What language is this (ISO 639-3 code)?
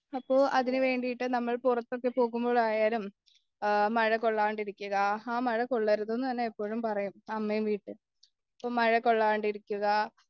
mal